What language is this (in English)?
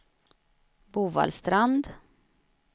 Swedish